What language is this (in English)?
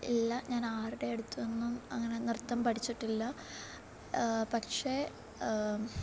Malayalam